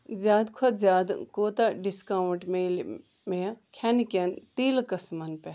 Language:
Kashmiri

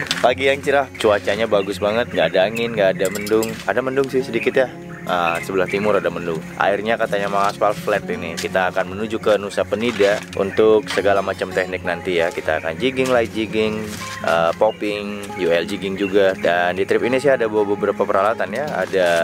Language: Indonesian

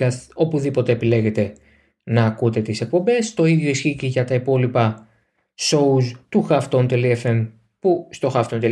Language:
Greek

